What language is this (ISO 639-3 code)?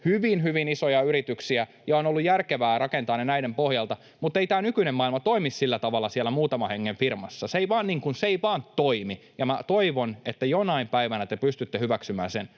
fin